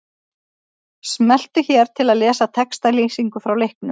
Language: Icelandic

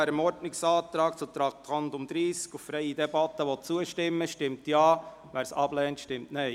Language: Swiss German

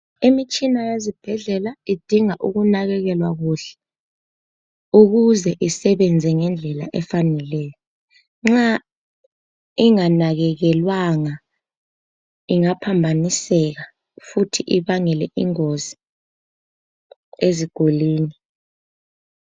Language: North Ndebele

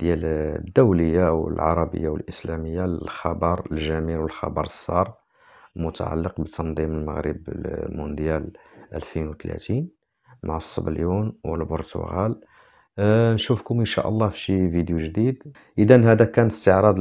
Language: Arabic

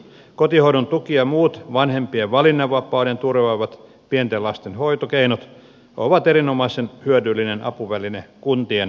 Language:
Finnish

